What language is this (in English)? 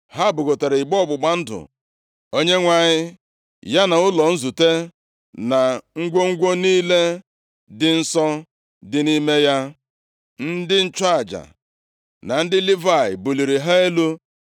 Igbo